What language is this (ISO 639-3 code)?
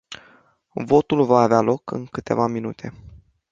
ron